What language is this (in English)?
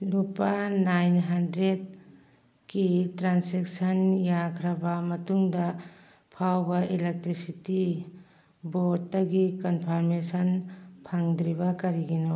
Manipuri